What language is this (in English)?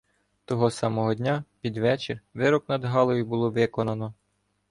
Ukrainian